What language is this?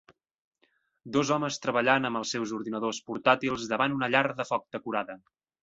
Catalan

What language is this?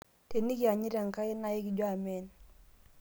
Masai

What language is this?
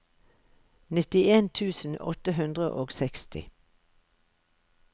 Norwegian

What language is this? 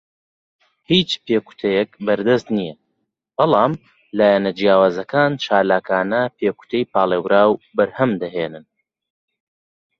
Central Kurdish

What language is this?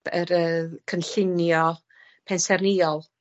Welsh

